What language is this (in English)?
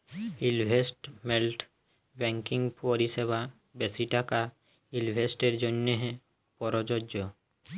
Bangla